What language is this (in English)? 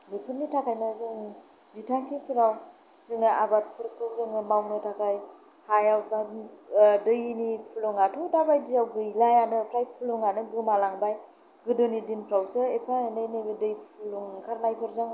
Bodo